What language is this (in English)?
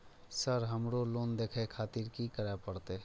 Maithili